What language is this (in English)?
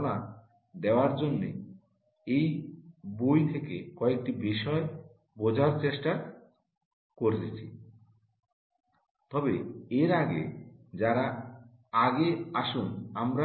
Bangla